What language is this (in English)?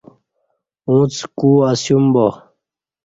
Kati